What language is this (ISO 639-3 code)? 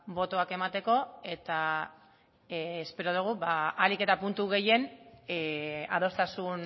eus